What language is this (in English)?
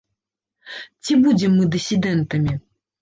Belarusian